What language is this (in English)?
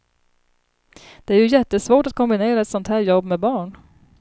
Swedish